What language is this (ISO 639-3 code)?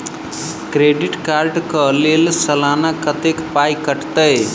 mai